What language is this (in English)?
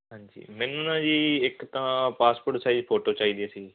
Punjabi